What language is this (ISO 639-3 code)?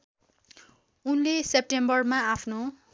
nep